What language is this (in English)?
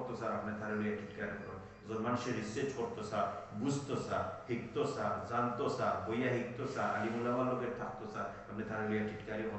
Arabic